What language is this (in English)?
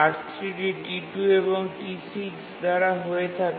Bangla